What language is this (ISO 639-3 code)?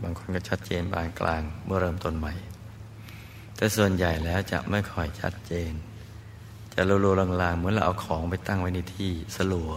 tha